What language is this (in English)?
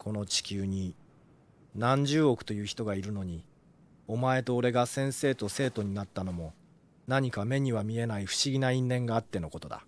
Japanese